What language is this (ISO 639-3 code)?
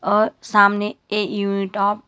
hin